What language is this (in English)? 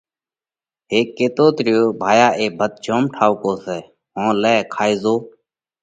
Parkari Koli